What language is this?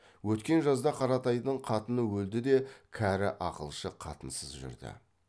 Kazakh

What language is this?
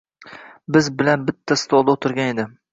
Uzbek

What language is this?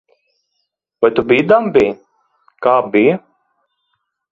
Latvian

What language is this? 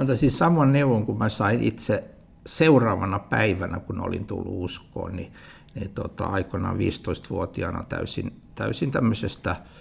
Finnish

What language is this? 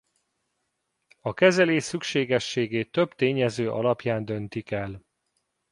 Hungarian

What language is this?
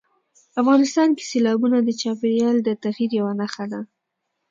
Pashto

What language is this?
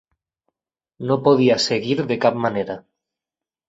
Catalan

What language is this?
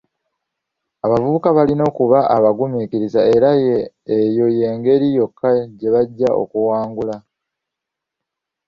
Ganda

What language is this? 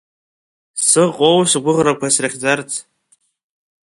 Abkhazian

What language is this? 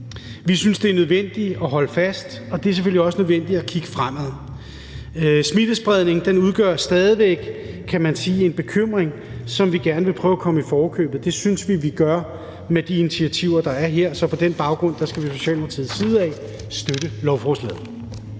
Danish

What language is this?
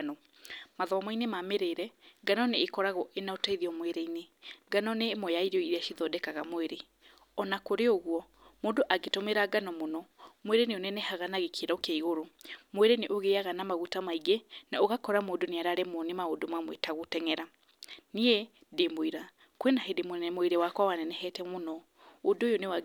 Kikuyu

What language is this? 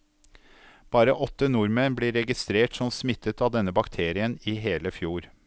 Norwegian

